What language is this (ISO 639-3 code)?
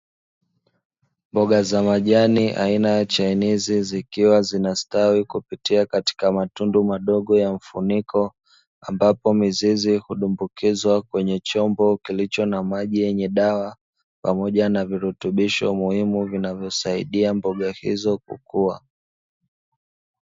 swa